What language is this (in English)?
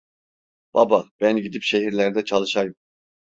Turkish